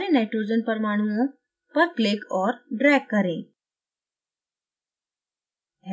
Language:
Hindi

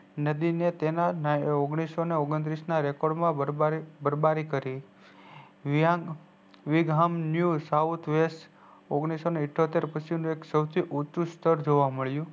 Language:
Gujarati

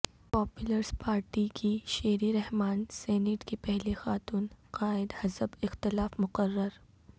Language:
Urdu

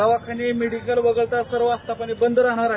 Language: Marathi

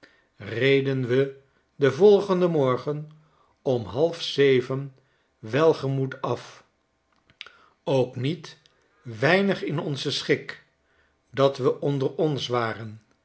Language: Dutch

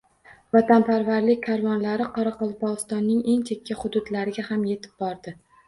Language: Uzbek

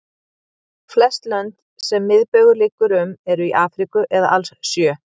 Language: Icelandic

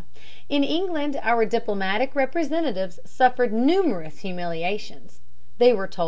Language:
English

